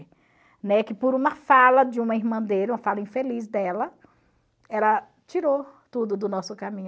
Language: Portuguese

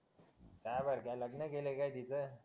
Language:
Marathi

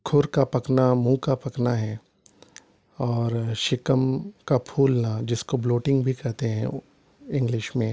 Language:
Urdu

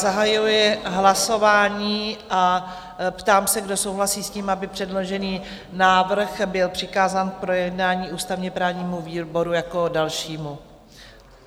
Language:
Czech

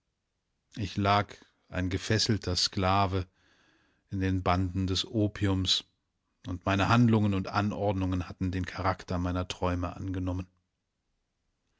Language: German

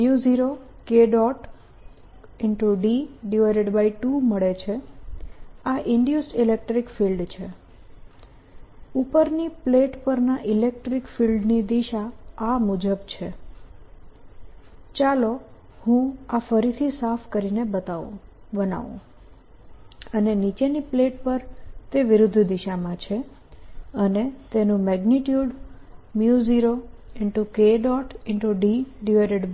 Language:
Gujarati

